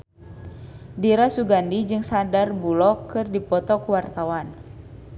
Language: Sundanese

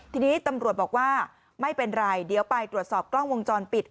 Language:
Thai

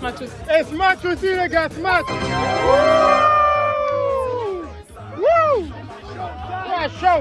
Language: French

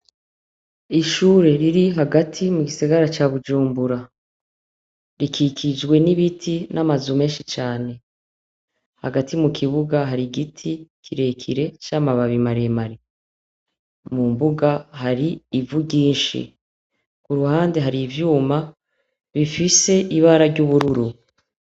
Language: Rundi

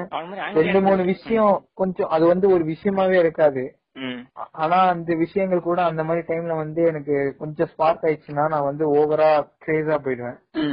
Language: Tamil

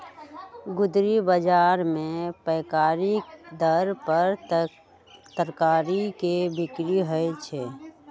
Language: Magahi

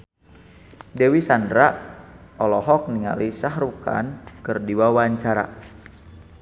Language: Sundanese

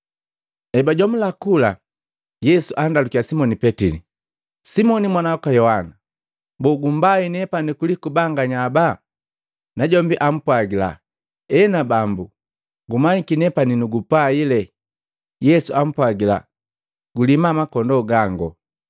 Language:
Matengo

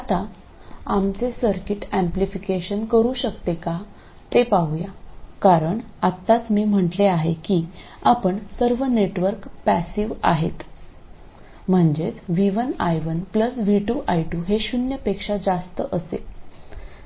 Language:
Marathi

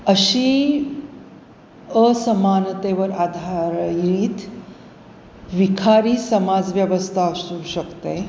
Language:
Marathi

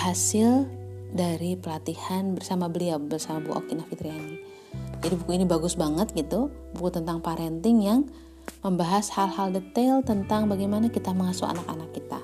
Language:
Indonesian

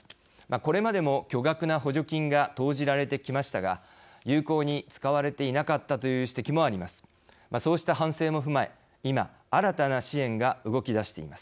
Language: Japanese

